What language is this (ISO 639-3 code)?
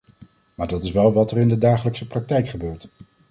nld